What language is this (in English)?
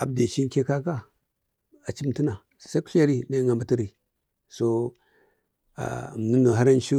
Bade